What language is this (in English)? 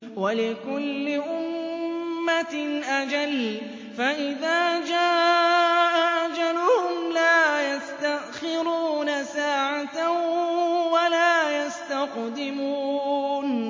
Arabic